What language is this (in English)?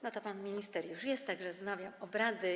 Polish